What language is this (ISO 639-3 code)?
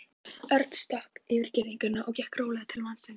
isl